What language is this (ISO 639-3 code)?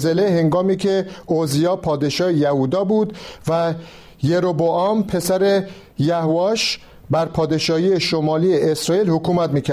fas